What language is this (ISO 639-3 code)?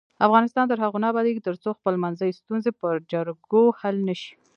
pus